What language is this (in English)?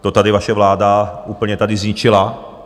Czech